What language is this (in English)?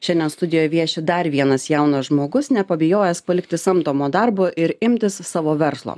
Lithuanian